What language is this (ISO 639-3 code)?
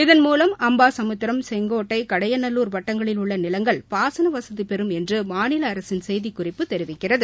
tam